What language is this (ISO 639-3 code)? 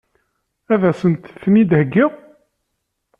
kab